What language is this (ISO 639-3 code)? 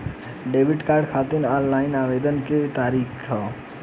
bho